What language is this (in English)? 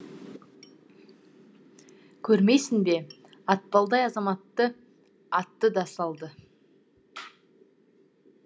Kazakh